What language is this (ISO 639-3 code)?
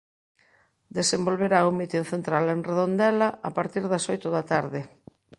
glg